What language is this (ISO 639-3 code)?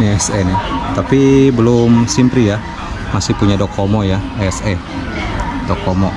ind